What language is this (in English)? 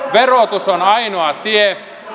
Finnish